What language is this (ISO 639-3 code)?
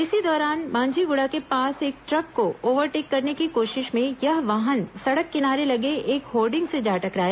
hin